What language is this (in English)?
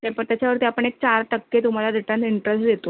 Marathi